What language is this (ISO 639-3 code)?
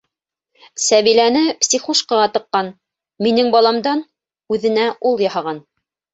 bak